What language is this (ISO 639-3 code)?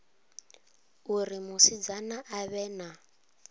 ven